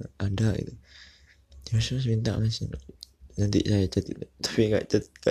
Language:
Indonesian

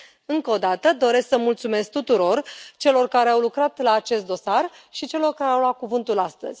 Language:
Romanian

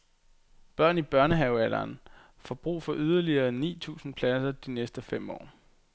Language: Danish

